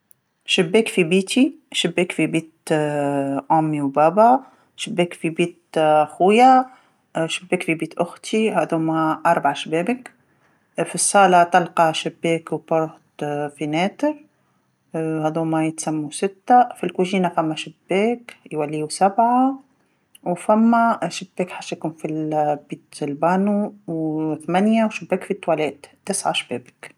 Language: Tunisian Arabic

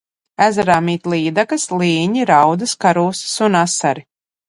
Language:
Latvian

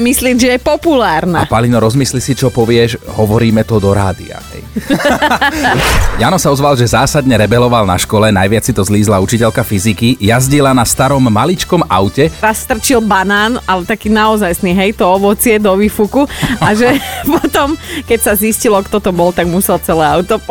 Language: Slovak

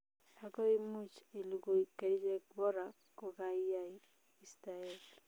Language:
Kalenjin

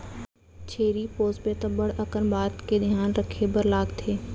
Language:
Chhattisgarhi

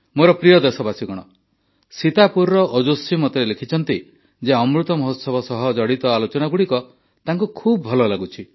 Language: Odia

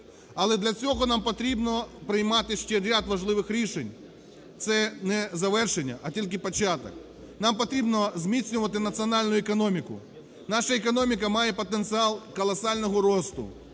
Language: Ukrainian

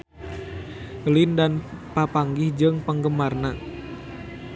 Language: Sundanese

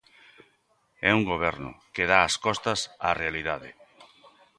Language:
Galician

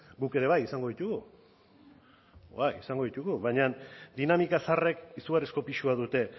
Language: Basque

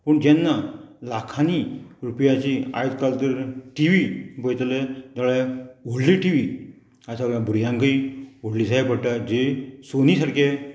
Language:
Konkani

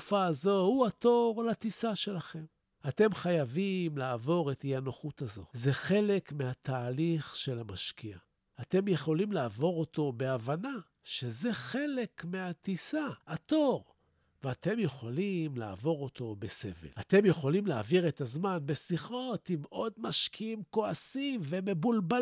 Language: Hebrew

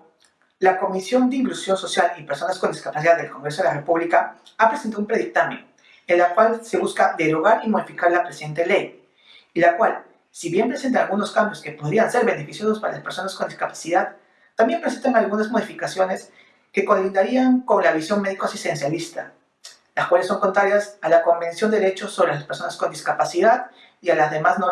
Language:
Spanish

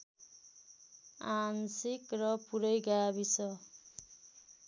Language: Nepali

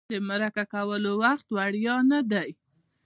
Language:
Pashto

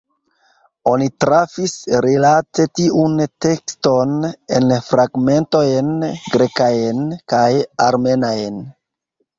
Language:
Esperanto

